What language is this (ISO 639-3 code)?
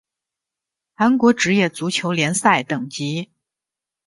zho